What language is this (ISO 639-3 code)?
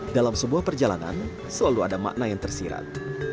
ind